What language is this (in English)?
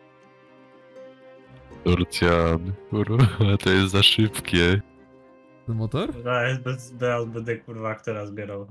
Polish